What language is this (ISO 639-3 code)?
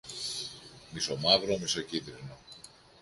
ell